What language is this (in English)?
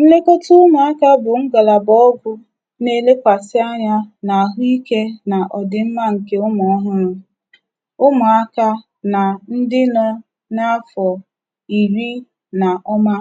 Igbo